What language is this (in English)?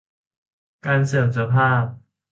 Thai